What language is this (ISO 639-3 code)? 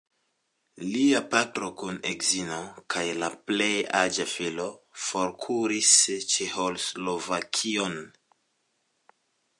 epo